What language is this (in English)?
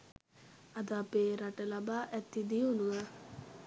Sinhala